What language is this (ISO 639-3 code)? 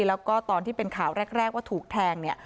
tha